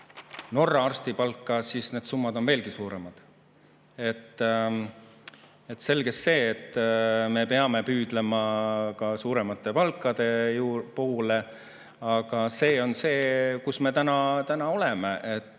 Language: Estonian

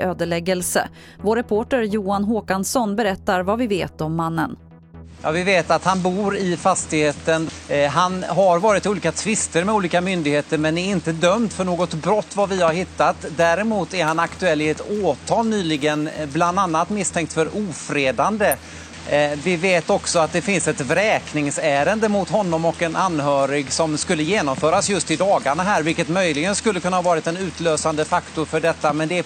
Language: Swedish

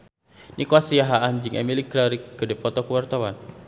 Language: Sundanese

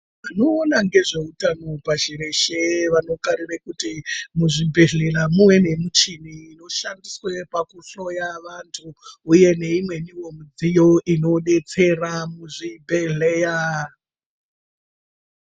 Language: Ndau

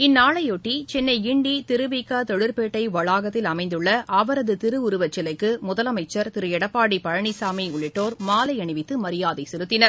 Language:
Tamil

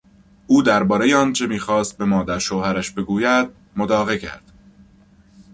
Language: Persian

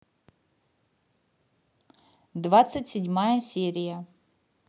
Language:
Russian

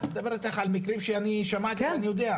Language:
Hebrew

